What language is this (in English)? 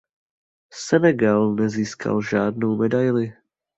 Czech